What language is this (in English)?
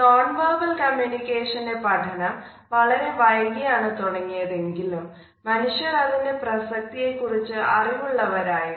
Malayalam